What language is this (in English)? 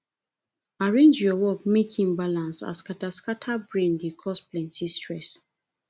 Nigerian Pidgin